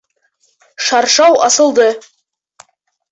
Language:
Bashkir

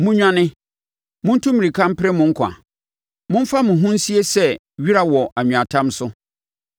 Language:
Akan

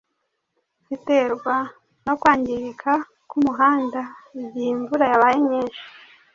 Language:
Kinyarwanda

